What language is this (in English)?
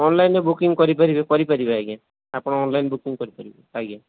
Odia